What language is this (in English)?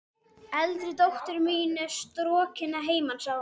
Icelandic